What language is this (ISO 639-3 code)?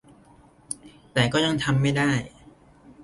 tha